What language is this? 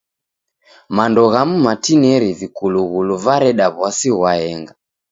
Taita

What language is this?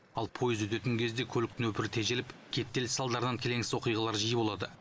Kazakh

